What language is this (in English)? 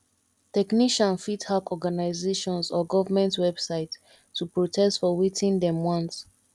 Nigerian Pidgin